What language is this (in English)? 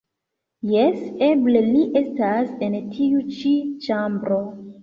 Esperanto